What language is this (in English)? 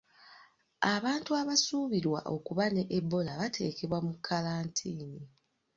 Ganda